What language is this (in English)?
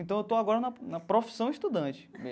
Portuguese